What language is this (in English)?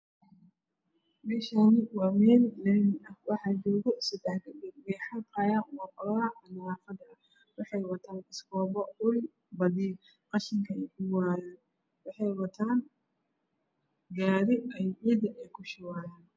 Somali